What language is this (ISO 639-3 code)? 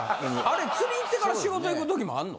jpn